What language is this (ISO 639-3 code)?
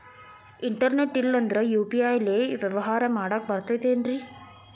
kan